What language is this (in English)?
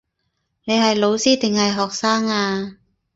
Cantonese